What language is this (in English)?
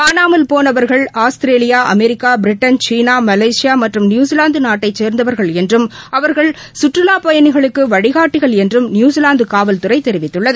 Tamil